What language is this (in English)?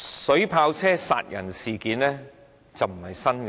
Cantonese